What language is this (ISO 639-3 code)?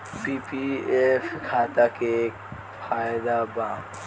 bho